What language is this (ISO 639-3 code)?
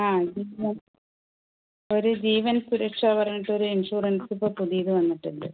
mal